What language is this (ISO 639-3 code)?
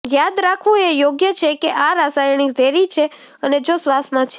guj